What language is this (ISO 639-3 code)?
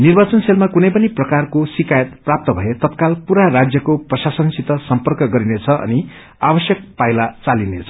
nep